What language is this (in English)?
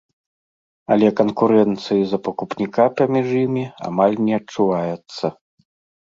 Belarusian